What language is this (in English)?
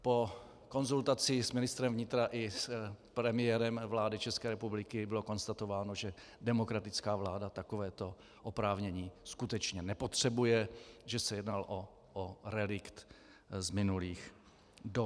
Czech